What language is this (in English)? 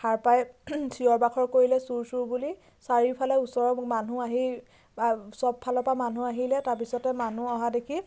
Assamese